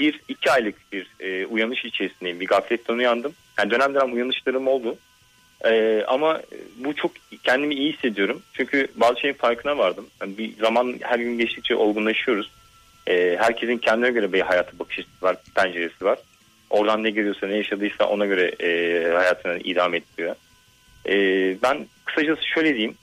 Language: Turkish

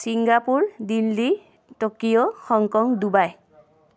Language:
Assamese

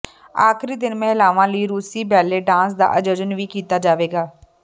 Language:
Punjabi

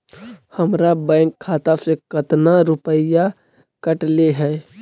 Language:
Magahi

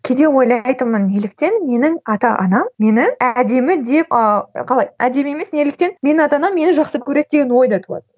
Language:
Kazakh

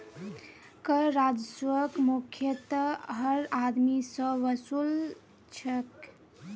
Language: Magahi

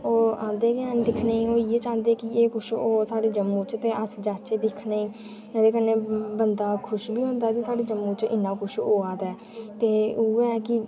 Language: Dogri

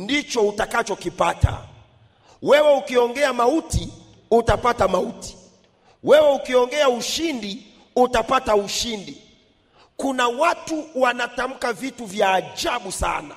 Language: Swahili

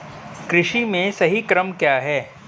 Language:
Hindi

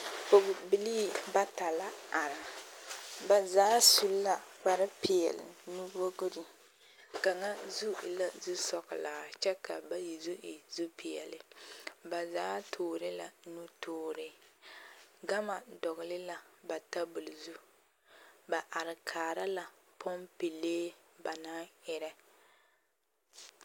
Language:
Southern Dagaare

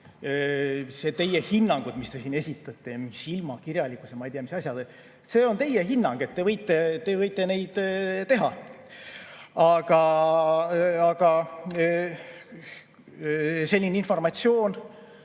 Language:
Estonian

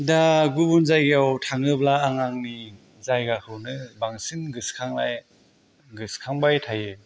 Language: Bodo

